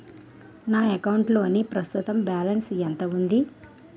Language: Telugu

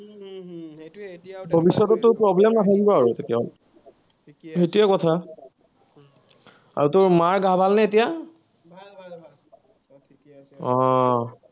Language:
Assamese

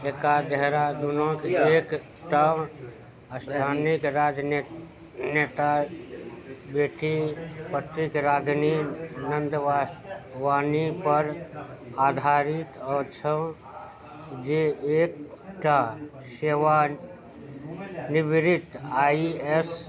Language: Maithili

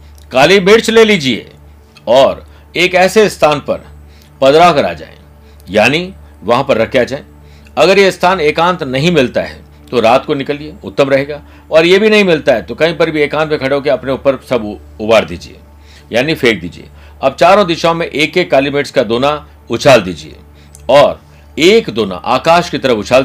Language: Hindi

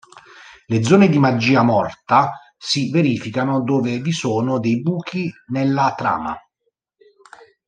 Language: Italian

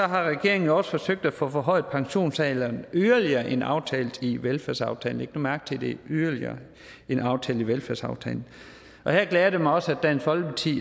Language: Danish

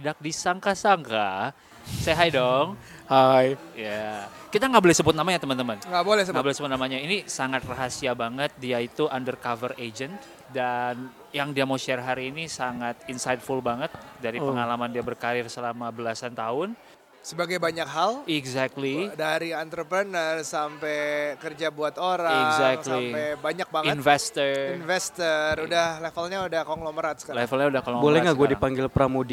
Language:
Indonesian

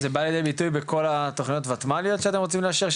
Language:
Hebrew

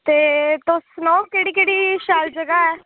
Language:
Dogri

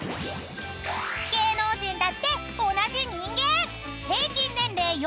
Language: Japanese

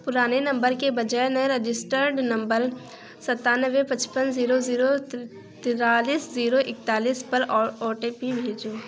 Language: Urdu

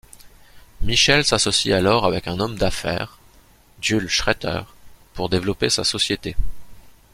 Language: French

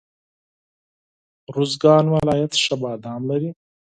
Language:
Pashto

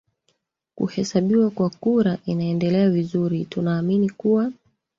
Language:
Swahili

